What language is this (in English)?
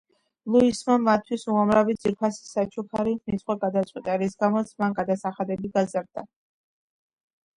Georgian